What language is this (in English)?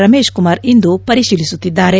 Kannada